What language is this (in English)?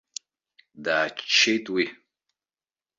Abkhazian